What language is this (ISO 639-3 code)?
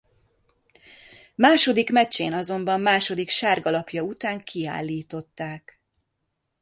hun